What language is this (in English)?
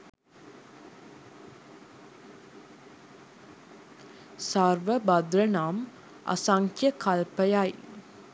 Sinhala